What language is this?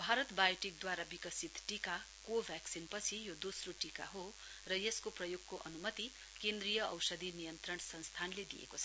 Nepali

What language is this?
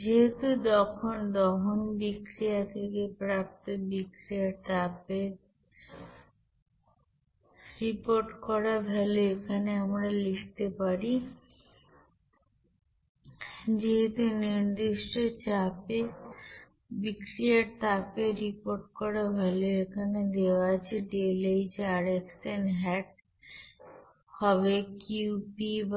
Bangla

